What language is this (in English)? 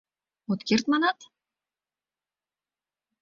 Mari